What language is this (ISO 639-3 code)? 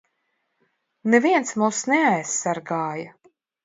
lav